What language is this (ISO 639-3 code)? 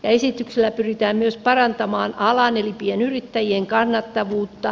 fin